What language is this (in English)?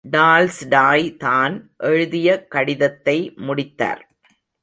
Tamil